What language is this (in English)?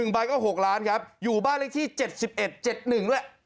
Thai